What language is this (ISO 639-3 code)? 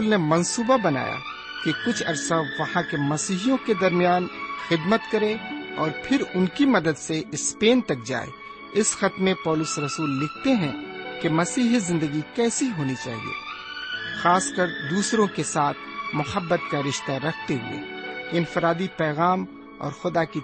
urd